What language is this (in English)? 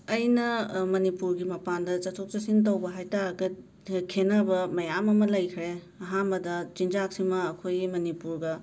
Manipuri